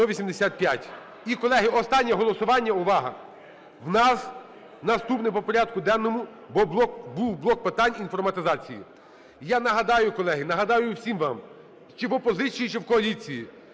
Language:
Ukrainian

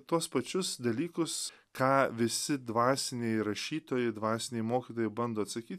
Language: Lithuanian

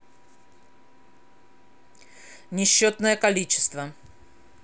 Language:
Russian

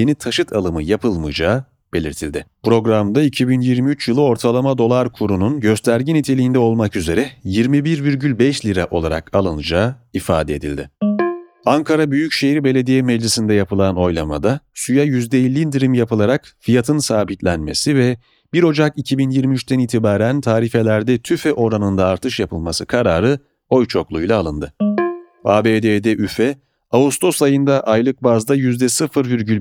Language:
Turkish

